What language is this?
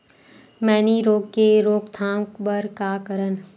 Chhattisgarhi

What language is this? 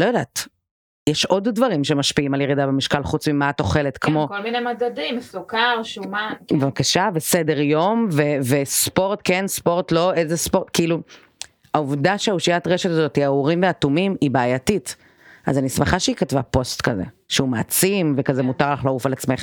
Hebrew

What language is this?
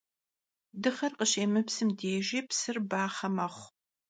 Kabardian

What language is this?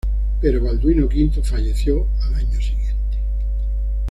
Spanish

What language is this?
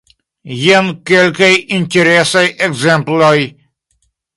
Esperanto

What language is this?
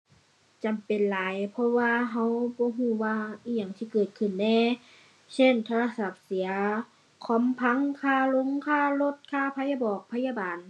Thai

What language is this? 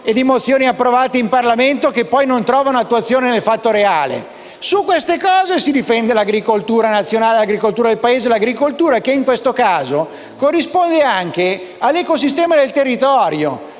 Italian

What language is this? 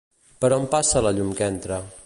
Catalan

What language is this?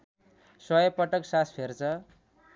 Nepali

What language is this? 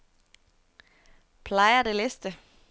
Danish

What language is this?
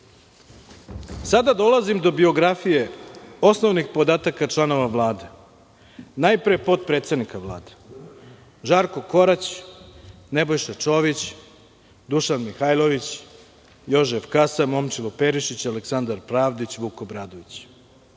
Serbian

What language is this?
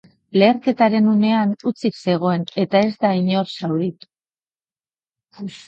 Basque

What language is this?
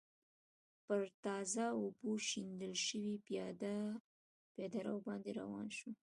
Pashto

